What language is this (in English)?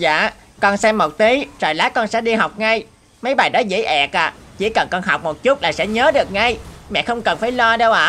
Vietnamese